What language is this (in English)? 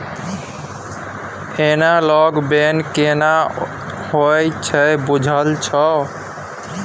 Maithili